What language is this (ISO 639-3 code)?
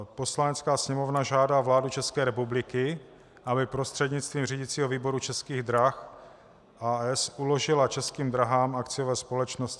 ces